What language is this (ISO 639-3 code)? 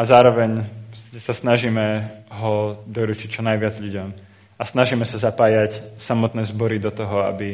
slk